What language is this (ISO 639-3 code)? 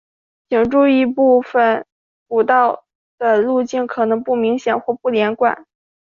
zho